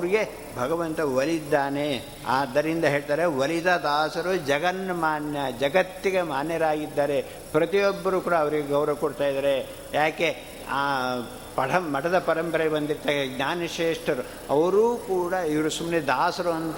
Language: Kannada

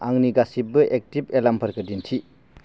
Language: Bodo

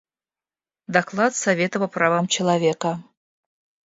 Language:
Russian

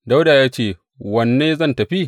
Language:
Hausa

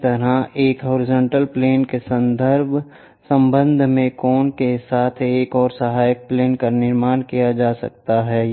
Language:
Hindi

